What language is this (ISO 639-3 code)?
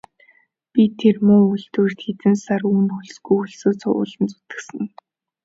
mon